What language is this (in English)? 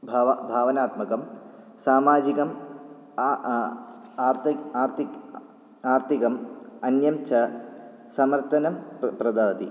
Sanskrit